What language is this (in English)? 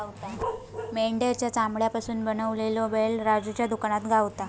Marathi